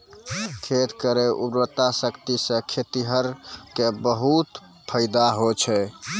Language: Maithili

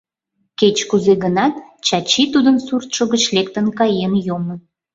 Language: Mari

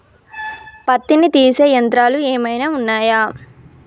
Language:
Telugu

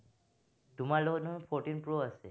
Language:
Assamese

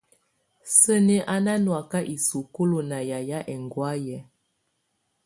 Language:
Tunen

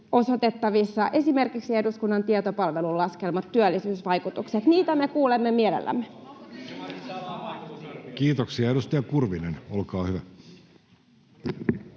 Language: Finnish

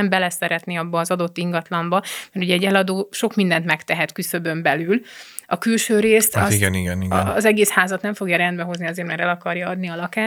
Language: Hungarian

